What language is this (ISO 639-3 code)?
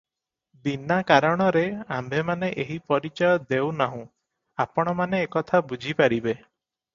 ori